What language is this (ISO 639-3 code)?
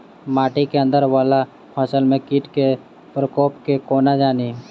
mai